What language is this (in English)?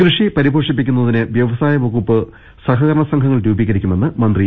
Malayalam